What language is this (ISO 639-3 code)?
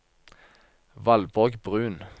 nor